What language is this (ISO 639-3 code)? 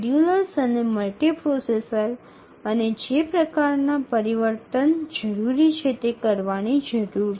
ben